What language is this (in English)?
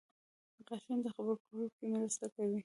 Pashto